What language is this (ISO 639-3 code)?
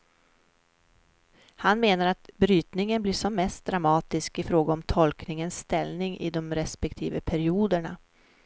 swe